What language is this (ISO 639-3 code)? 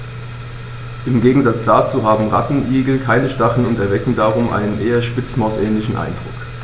deu